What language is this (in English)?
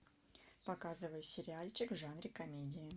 Russian